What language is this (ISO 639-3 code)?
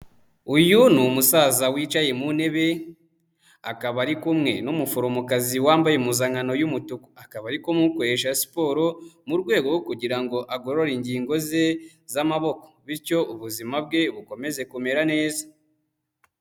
kin